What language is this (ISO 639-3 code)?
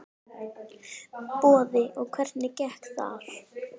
isl